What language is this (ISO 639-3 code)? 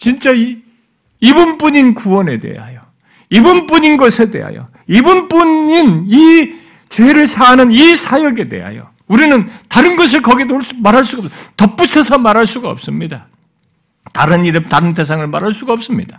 kor